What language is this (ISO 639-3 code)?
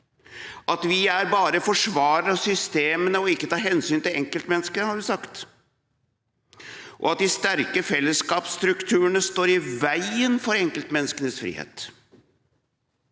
nor